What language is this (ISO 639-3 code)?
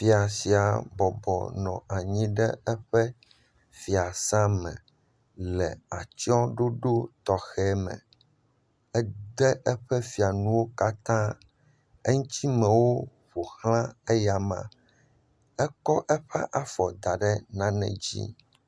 ewe